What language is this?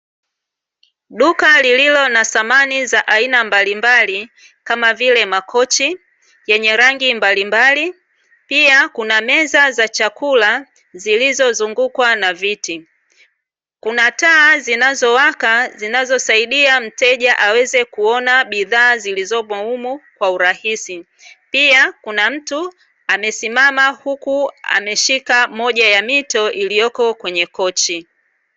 Swahili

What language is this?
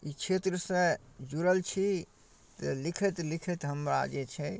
Maithili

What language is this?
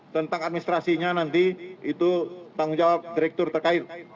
Indonesian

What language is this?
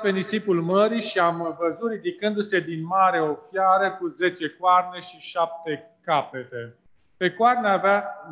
Romanian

